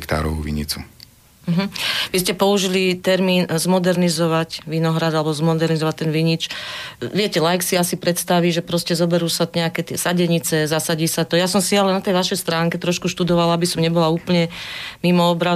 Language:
Slovak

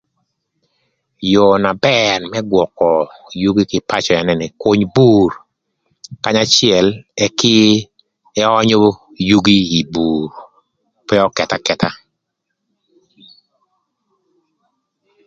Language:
Thur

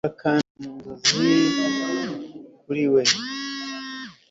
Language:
Kinyarwanda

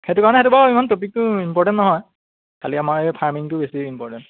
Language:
Assamese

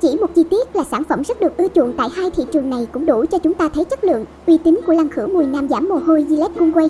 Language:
Vietnamese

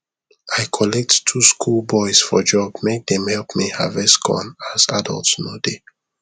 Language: Nigerian Pidgin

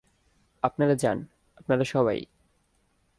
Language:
Bangla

